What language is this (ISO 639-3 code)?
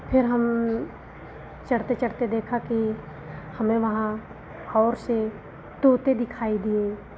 hin